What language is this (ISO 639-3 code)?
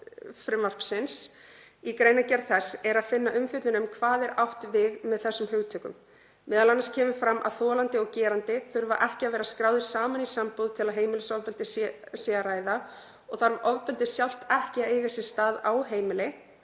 isl